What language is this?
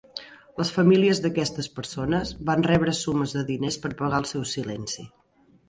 Catalan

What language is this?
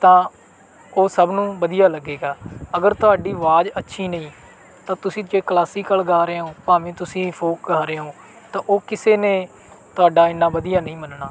Punjabi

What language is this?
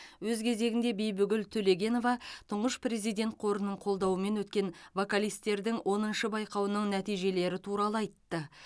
Kazakh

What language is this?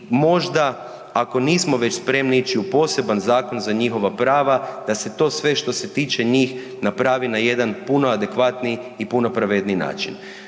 Croatian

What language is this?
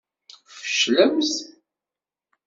Kabyle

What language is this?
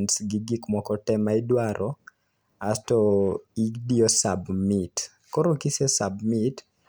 Luo (Kenya and Tanzania)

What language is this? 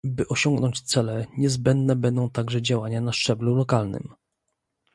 Polish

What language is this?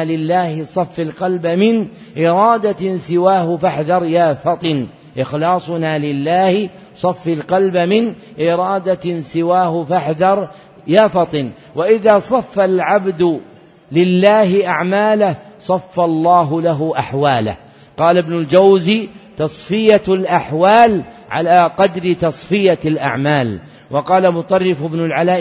Arabic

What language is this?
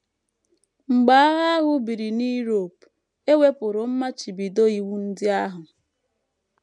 Igbo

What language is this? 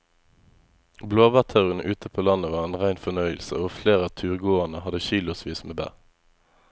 Norwegian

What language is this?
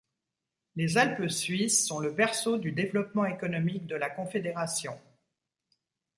French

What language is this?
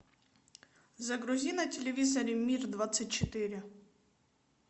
Russian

